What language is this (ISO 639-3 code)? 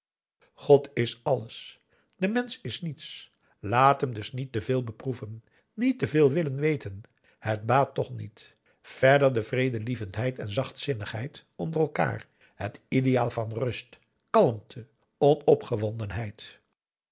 nld